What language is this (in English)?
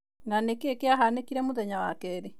Kikuyu